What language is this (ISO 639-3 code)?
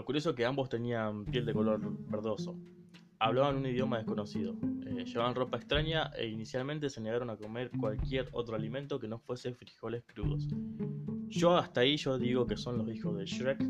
spa